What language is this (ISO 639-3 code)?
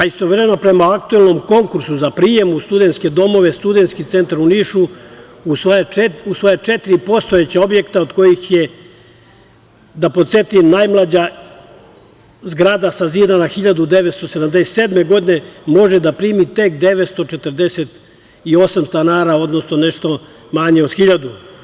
srp